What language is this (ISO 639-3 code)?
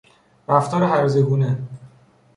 fas